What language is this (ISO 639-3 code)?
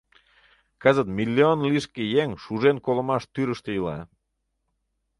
chm